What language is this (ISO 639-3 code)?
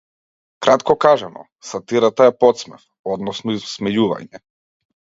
mkd